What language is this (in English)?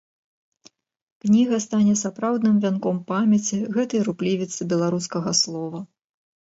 Belarusian